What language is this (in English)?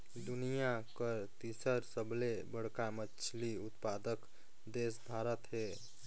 Chhattisgarhi